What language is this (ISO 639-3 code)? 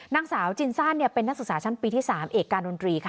tha